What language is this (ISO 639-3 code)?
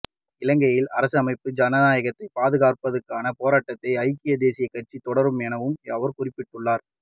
tam